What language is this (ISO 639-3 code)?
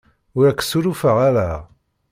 kab